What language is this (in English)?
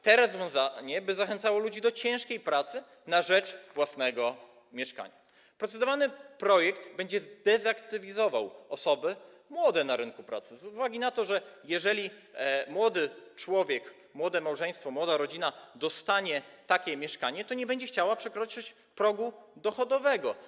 Polish